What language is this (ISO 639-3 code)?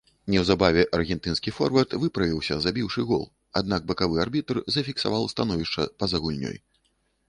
bel